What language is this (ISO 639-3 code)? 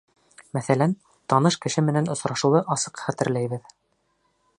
bak